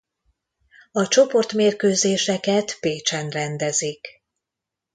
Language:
Hungarian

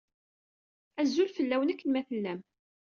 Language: Kabyle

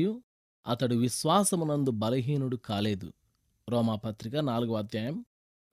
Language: Telugu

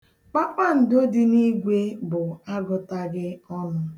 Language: Igbo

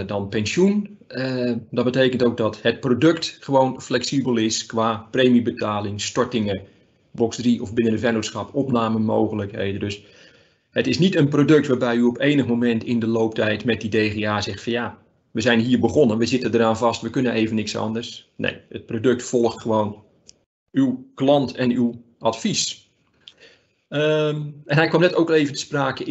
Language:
Dutch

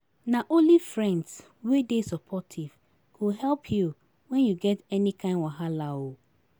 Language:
Nigerian Pidgin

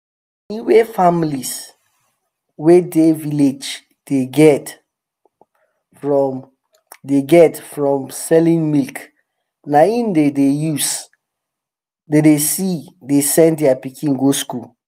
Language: Nigerian Pidgin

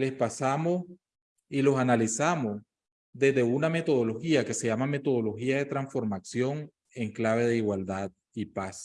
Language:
Spanish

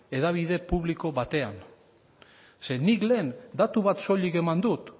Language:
Basque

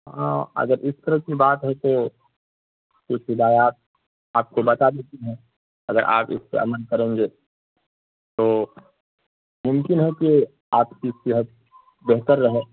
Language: Urdu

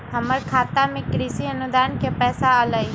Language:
Magahi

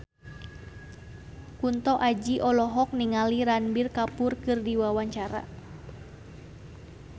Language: Sundanese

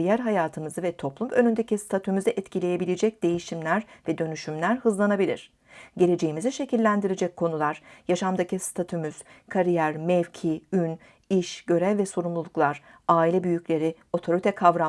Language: Turkish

